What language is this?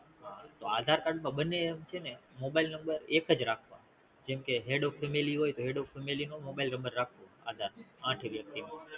Gujarati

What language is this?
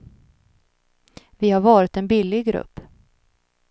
Swedish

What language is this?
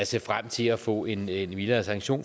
Danish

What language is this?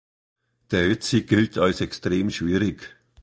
German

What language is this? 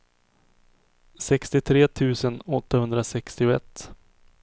Swedish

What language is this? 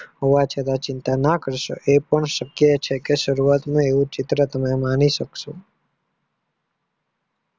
Gujarati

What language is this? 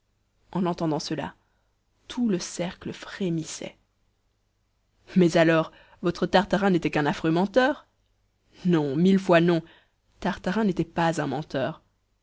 French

